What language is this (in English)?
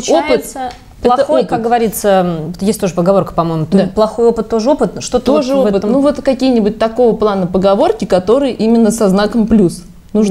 Russian